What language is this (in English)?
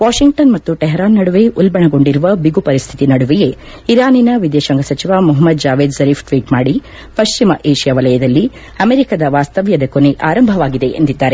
Kannada